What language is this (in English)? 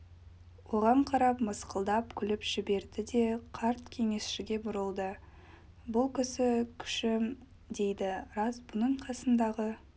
Kazakh